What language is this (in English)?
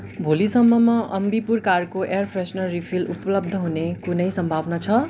Nepali